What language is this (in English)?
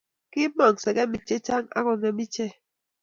Kalenjin